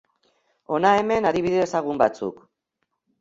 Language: Basque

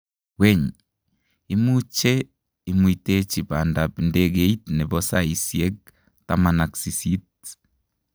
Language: Kalenjin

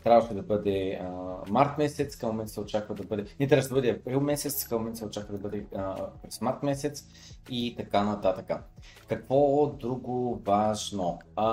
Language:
Bulgarian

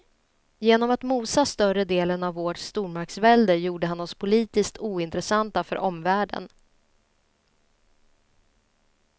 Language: Swedish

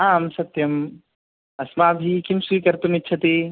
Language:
Sanskrit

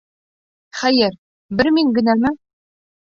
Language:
Bashkir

